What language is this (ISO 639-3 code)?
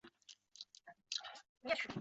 zho